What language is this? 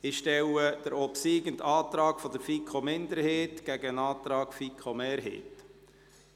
Swiss German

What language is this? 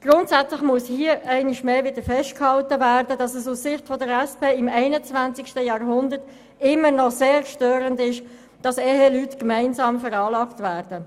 Swiss German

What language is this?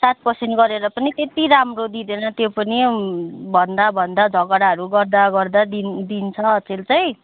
Nepali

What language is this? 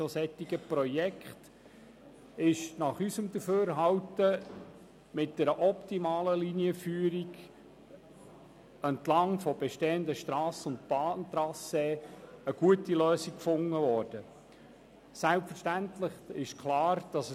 Swiss German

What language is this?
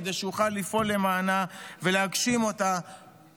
Hebrew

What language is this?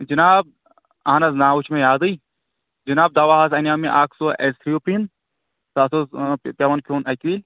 Kashmiri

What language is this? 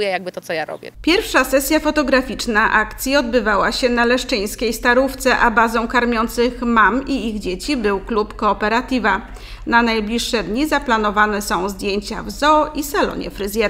Polish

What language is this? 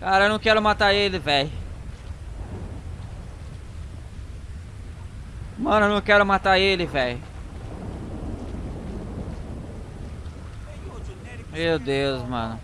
Portuguese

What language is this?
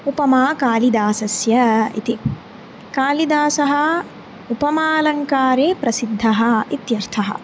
Sanskrit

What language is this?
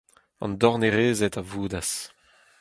Breton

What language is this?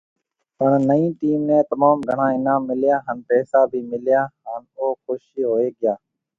Marwari (Pakistan)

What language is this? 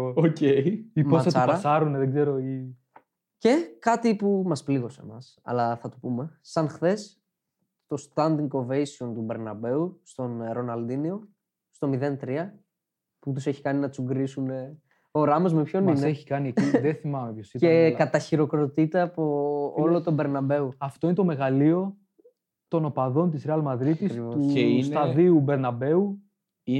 Greek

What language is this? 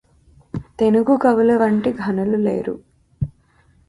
Telugu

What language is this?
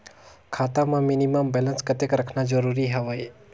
Chhattisgarhi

